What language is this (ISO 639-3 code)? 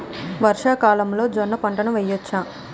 tel